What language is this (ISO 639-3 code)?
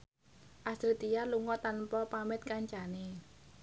jav